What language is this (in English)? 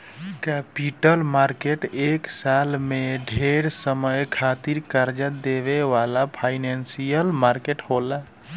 Bhojpuri